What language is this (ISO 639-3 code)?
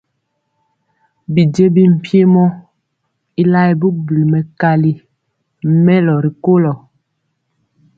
mcx